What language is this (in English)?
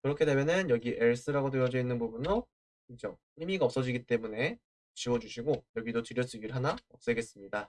Korean